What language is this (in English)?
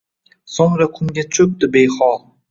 Uzbek